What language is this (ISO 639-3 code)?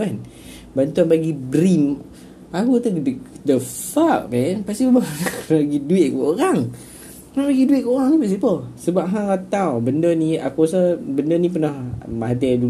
msa